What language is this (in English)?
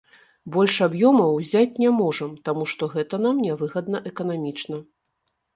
Belarusian